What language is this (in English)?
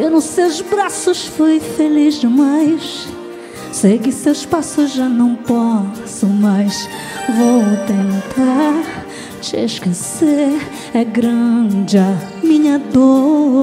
Portuguese